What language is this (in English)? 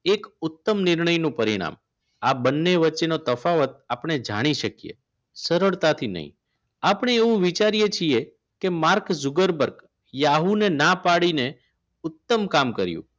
Gujarati